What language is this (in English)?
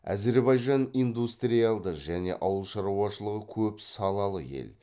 Kazakh